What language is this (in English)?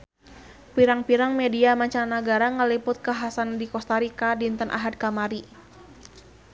Sundanese